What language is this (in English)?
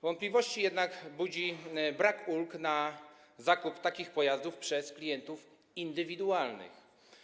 Polish